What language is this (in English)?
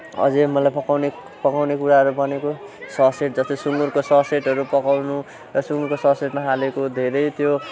Nepali